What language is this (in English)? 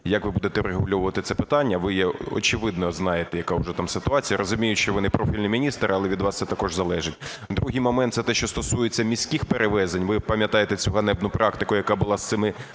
Ukrainian